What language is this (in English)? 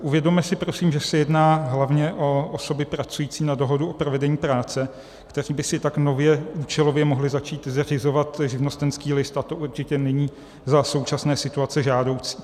Czech